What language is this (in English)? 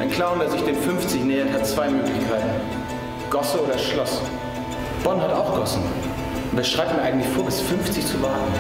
German